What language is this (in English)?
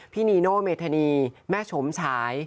Thai